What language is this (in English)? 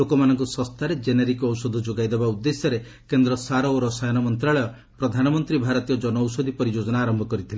Odia